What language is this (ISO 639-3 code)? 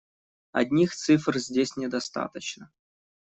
rus